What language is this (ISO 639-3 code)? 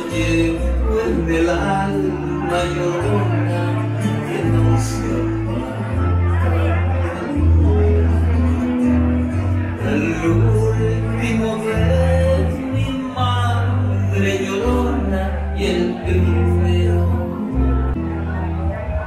spa